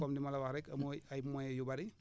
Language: Wolof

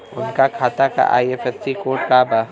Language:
Bhojpuri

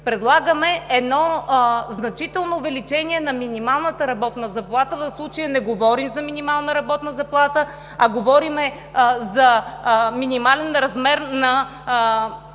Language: Bulgarian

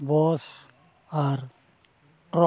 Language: Santali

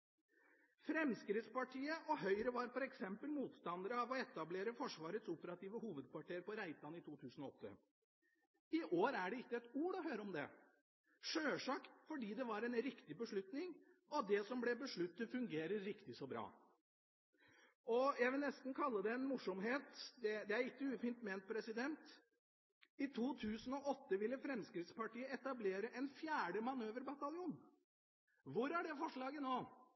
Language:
Norwegian Bokmål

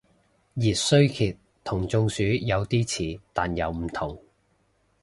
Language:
Cantonese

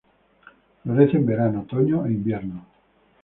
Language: Spanish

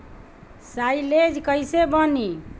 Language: Bhojpuri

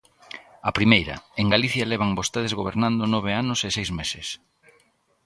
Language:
Galician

